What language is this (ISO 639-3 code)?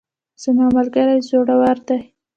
pus